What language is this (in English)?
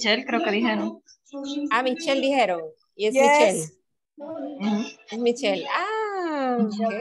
Spanish